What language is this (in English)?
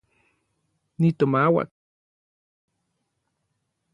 Orizaba Nahuatl